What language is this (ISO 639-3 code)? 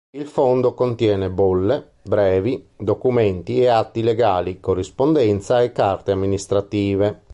ita